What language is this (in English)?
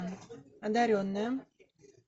Russian